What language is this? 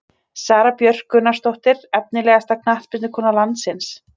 Icelandic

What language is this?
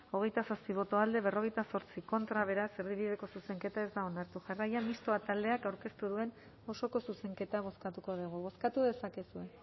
Basque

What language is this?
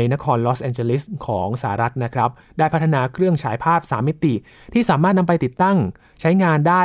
Thai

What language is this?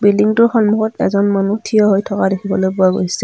Assamese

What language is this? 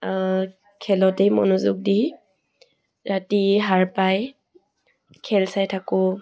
Assamese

